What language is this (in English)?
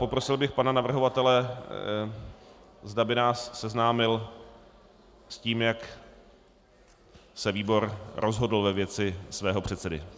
Czech